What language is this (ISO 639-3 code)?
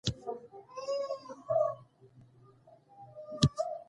pus